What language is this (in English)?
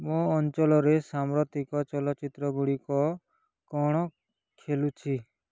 Odia